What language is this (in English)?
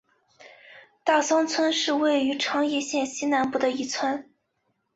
Chinese